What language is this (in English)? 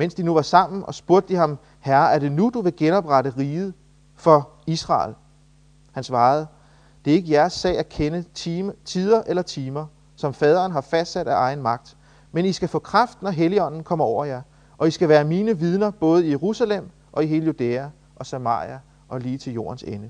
Danish